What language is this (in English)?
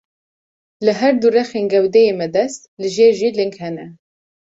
Kurdish